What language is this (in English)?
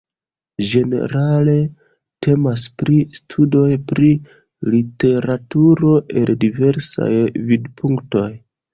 Esperanto